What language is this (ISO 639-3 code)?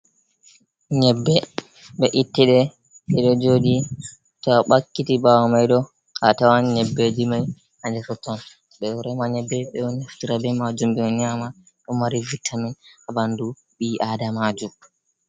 ful